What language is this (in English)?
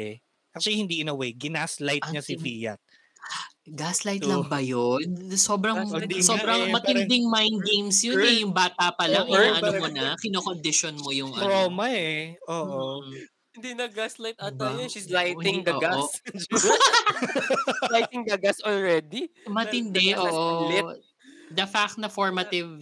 Filipino